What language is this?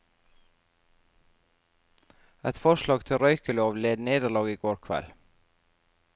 Norwegian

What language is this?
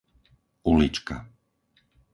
Slovak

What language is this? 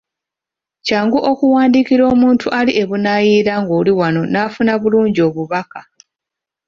Ganda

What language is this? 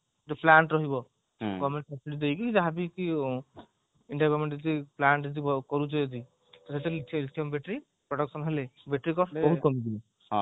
Odia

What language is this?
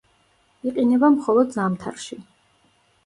Georgian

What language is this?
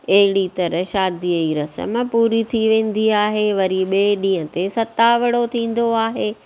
Sindhi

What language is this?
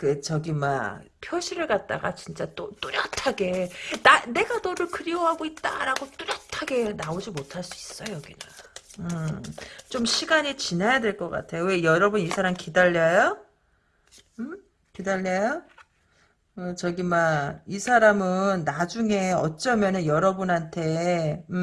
Korean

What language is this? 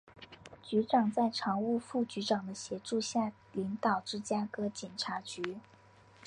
Chinese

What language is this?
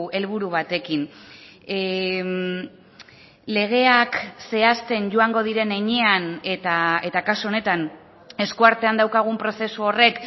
Basque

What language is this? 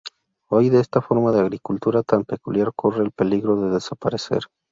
Spanish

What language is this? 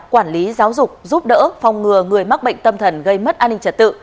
Vietnamese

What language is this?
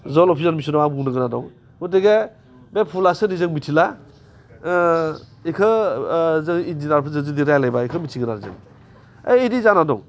Bodo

